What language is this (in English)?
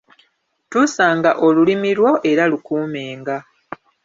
Ganda